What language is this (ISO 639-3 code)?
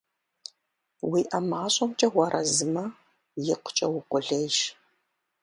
kbd